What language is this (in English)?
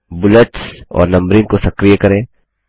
Hindi